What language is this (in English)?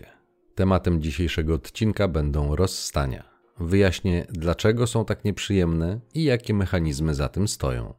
Polish